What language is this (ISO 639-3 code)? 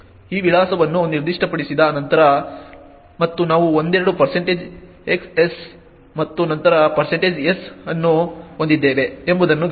kan